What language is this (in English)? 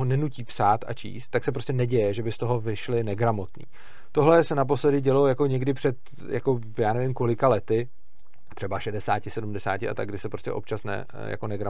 Czech